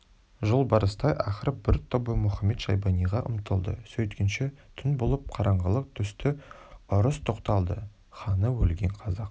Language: Kazakh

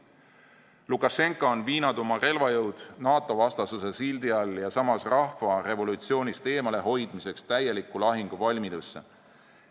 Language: Estonian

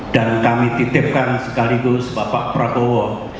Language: Indonesian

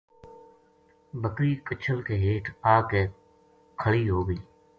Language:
Gujari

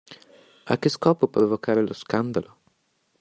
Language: Italian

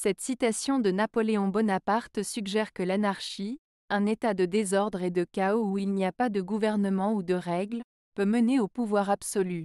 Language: French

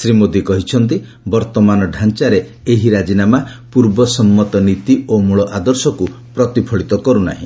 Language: Odia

